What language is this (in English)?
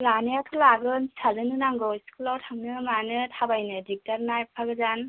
Bodo